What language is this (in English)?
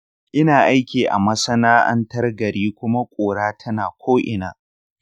Hausa